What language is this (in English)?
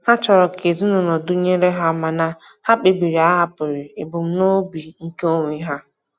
Igbo